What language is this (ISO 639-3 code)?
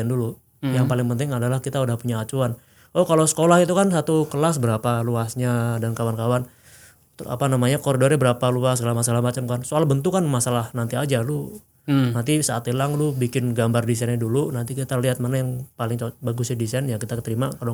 ind